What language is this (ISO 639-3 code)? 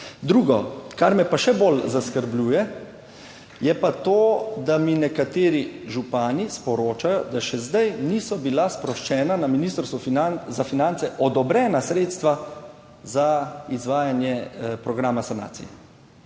slv